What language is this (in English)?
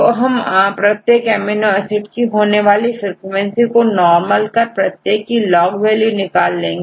Hindi